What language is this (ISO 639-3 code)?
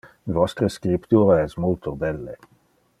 ina